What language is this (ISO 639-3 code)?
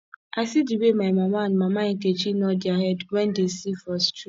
pcm